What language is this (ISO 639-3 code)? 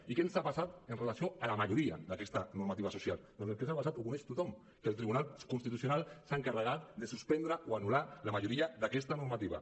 cat